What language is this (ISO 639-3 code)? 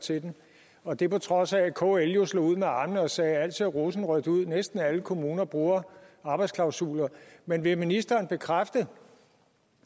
dan